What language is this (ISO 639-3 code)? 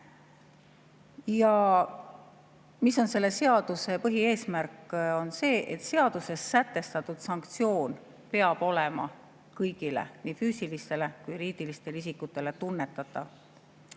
est